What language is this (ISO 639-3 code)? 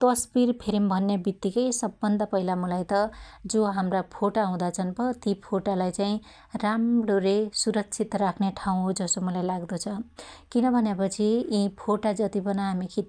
dty